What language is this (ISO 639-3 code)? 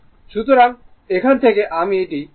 ben